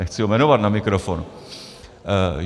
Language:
Czech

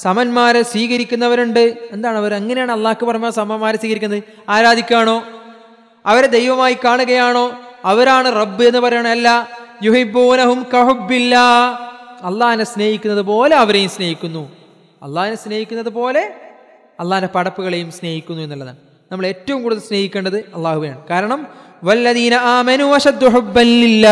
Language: Malayalam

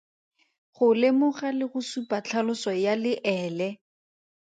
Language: Tswana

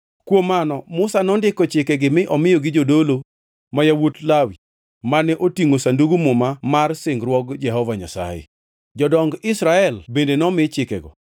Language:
Luo (Kenya and Tanzania)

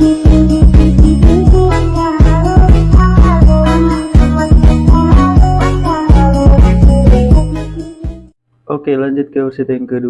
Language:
Indonesian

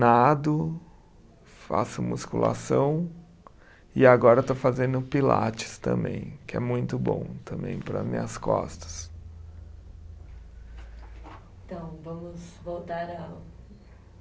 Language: Portuguese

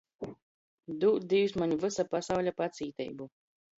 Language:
Latgalian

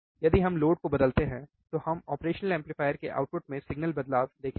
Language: Hindi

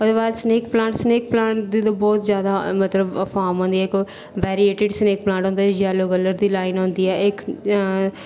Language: Dogri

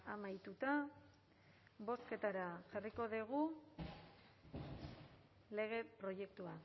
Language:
Basque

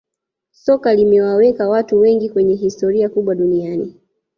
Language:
Swahili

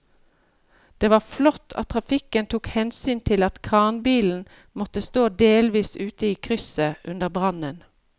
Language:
Norwegian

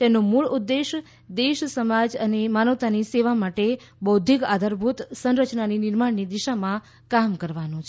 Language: Gujarati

